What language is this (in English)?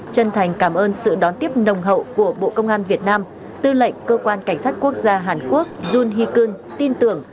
Vietnamese